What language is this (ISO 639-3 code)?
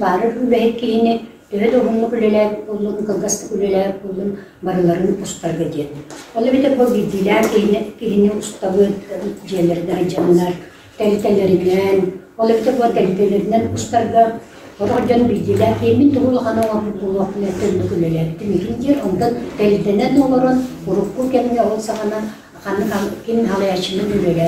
ara